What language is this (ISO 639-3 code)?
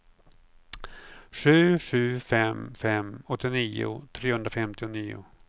swe